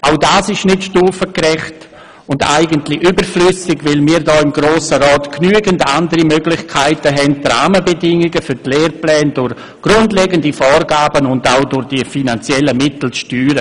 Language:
Swiss German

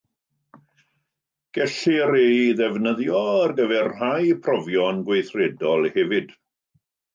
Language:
Welsh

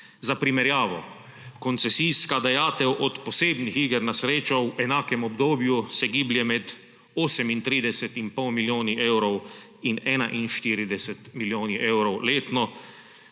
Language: Slovenian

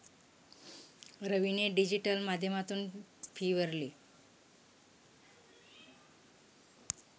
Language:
Marathi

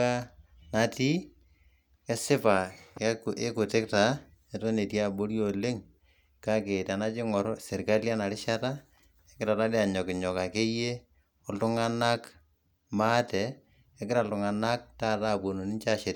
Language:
Masai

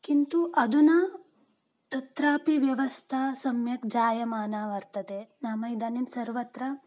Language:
Sanskrit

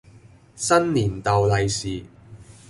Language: Cantonese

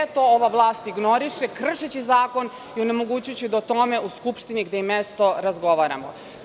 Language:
Serbian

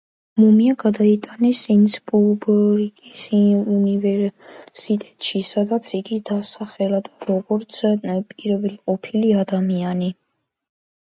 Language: Georgian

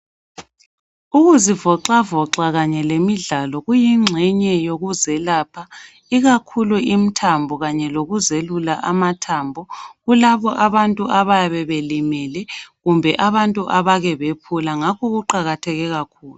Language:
North Ndebele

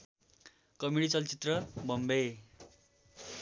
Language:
Nepali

